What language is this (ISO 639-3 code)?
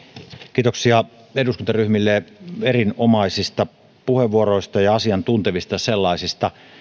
fin